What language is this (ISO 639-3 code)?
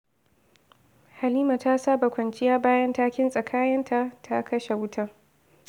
hau